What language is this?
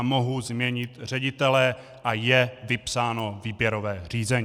Czech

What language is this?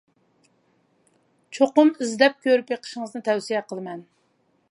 Uyghur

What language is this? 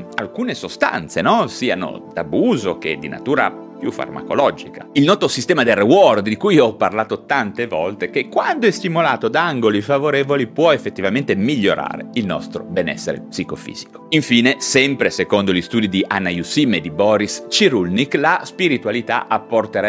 Italian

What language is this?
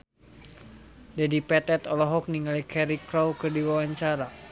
Sundanese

